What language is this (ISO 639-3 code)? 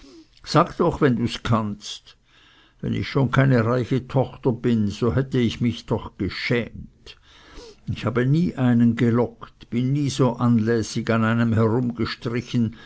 deu